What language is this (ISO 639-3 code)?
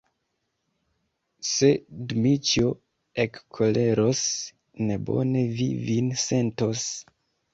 epo